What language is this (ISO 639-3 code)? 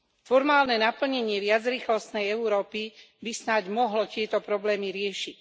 slk